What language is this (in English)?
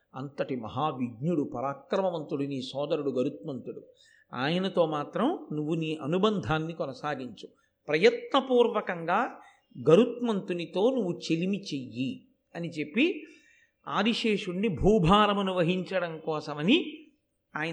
Telugu